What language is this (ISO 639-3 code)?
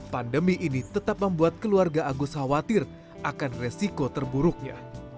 ind